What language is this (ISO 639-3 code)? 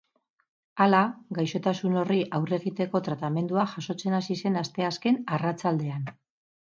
eus